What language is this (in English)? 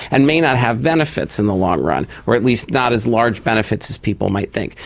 English